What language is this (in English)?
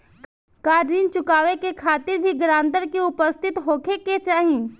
Bhojpuri